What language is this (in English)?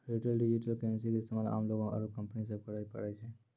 Maithili